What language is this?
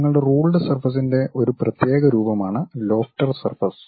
Malayalam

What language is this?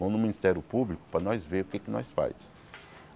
Portuguese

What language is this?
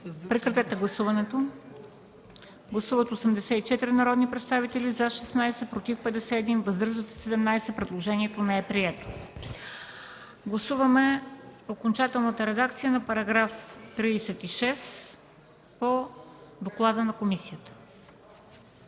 Bulgarian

